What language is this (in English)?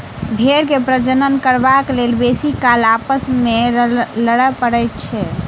Maithili